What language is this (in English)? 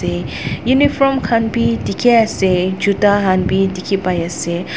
Naga Pidgin